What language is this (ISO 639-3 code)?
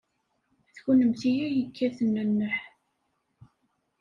kab